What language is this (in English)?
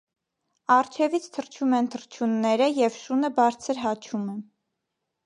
Armenian